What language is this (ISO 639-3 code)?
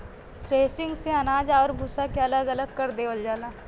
bho